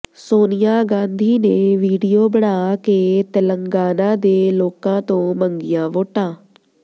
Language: Punjabi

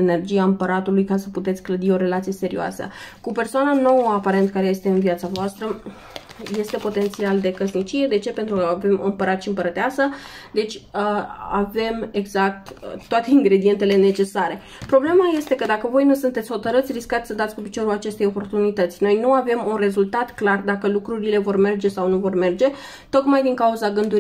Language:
Romanian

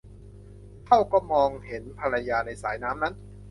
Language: Thai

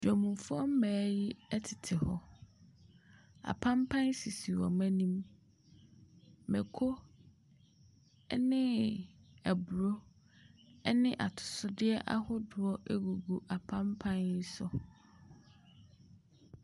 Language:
Akan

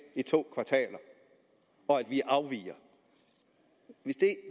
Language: Danish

